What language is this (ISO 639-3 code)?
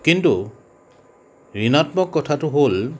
asm